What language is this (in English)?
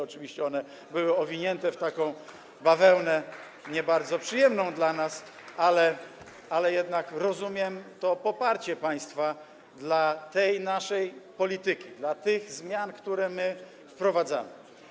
Polish